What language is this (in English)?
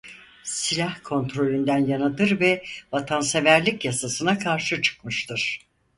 Turkish